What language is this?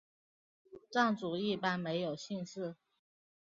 Chinese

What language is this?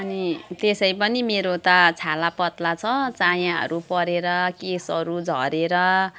Nepali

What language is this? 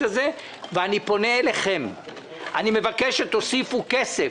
Hebrew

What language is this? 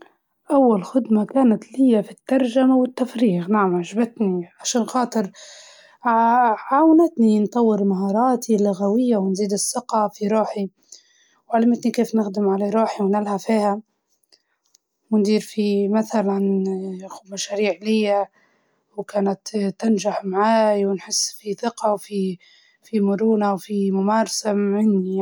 Libyan Arabic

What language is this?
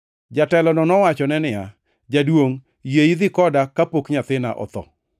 Luo (Kenya and Tanzania)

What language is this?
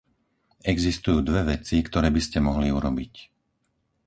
Slovak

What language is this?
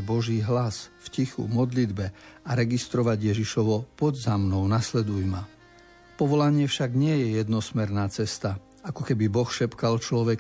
Slovak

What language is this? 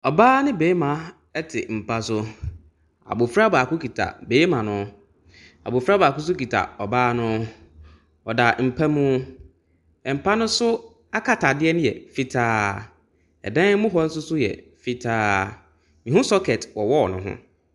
Akan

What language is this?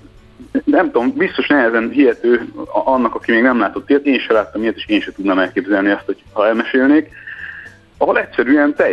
Hungarian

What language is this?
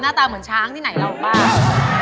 Thai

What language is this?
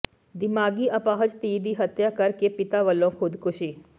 Punjabi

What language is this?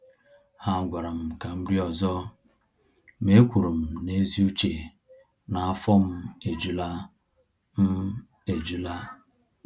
Igbo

